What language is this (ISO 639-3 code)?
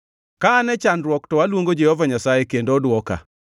luo